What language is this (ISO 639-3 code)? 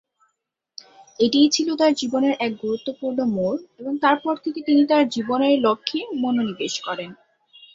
ben